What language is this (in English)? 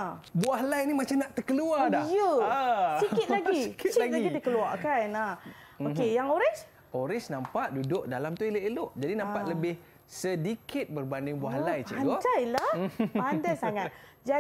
Malay